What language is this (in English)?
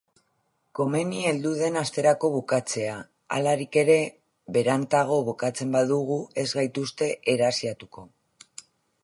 Basque